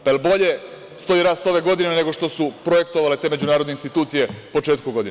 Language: Serbian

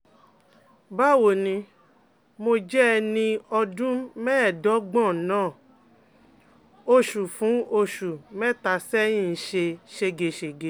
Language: Yoruba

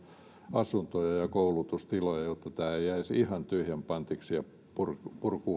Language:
Finnish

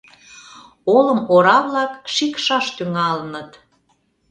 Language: Mari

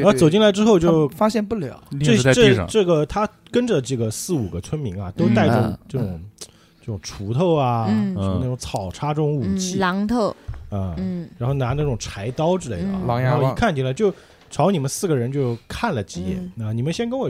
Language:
Chinese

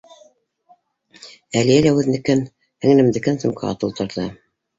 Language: Bashkir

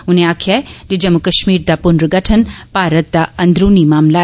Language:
Dogri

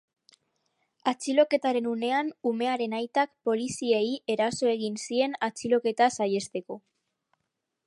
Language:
Basque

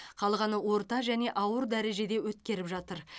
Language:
Kazakh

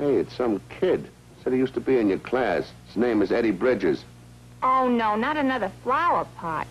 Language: English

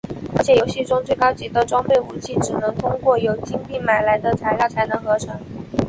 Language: Chinese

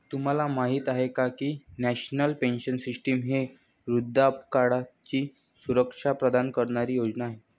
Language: Marathi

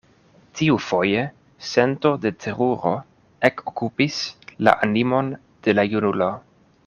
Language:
Esperanto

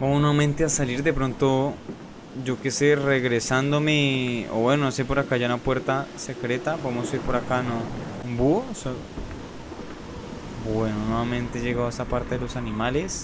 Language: Spanish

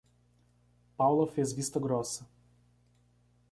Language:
Portuguese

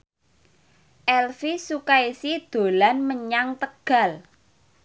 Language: Javanese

